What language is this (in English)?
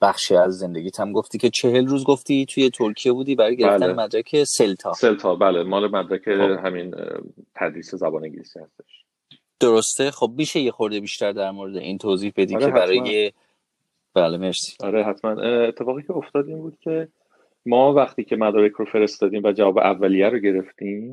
Persian